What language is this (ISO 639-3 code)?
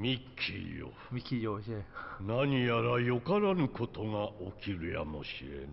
tha